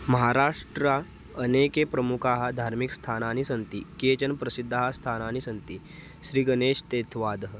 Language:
Sanskrit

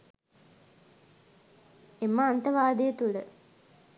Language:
Sinhala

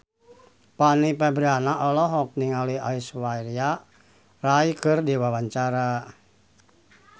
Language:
Sundanese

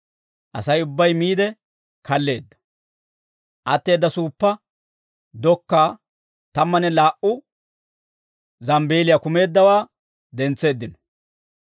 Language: Dawro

